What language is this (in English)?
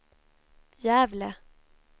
Swedish